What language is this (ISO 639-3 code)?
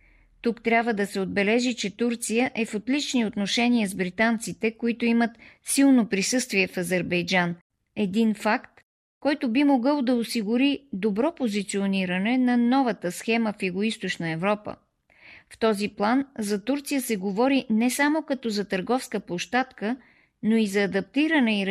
bul